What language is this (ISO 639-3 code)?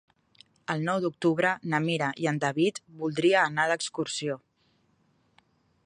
cat